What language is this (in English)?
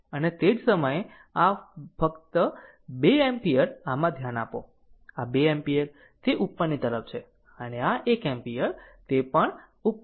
Gujarati